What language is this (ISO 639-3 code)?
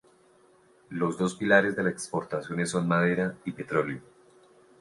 spa